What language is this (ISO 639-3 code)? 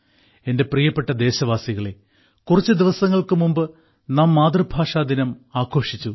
mal